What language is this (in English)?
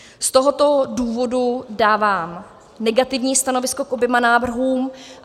Czech